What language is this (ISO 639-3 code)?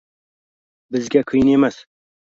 uzb